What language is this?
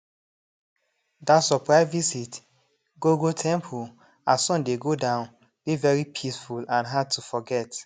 Nigerian Pidgin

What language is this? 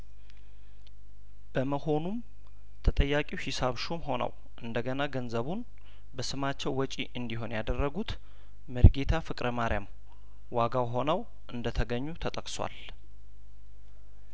Amharic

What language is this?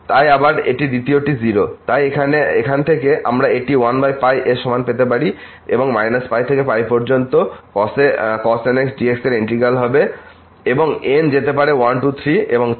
Bangla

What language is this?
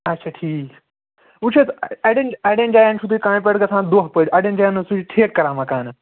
Kashmiri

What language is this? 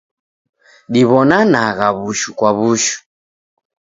Taita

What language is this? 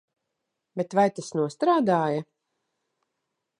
Latvian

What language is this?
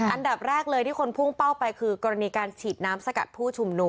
Thai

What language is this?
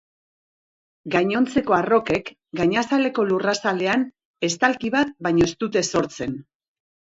Basque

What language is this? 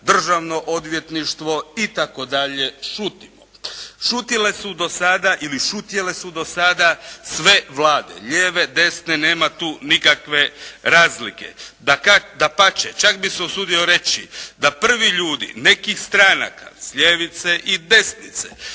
Croatian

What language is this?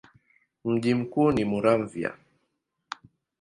Swahili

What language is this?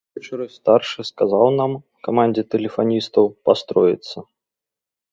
Belarusian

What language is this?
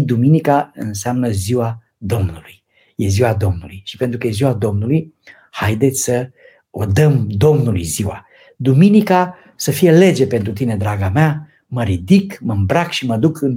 Romanian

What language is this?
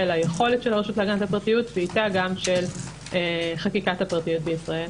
Hebrew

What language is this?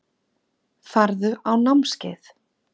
Icelandic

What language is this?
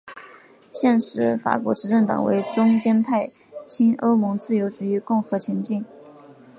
Chinese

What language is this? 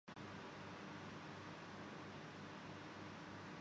Urdu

